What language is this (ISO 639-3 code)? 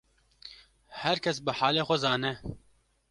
kur